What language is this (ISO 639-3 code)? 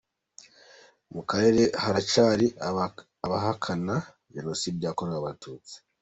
kin